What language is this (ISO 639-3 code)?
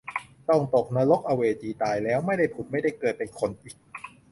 tha